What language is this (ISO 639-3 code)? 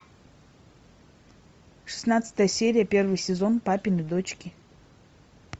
rus